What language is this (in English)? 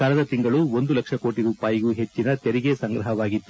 Kannada